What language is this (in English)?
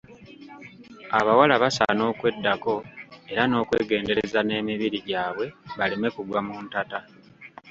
Ganda